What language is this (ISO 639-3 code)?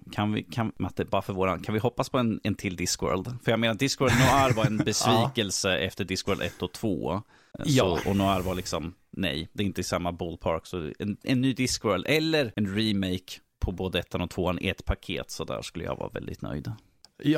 swe